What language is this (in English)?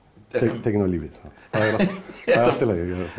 Icelandic